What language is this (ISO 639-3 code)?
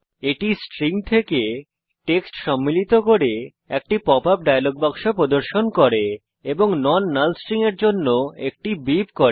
ben